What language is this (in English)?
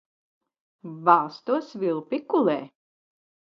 Latvian